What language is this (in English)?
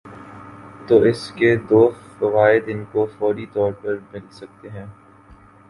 Urdu